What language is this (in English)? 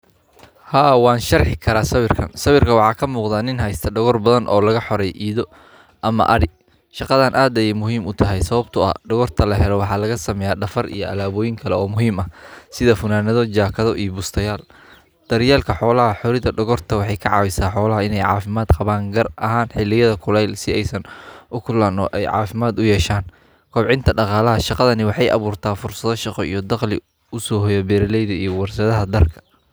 Somali